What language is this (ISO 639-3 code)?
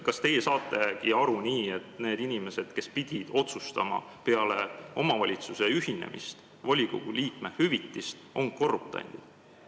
est